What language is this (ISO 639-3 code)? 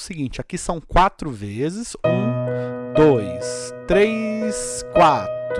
por